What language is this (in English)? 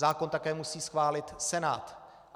Czech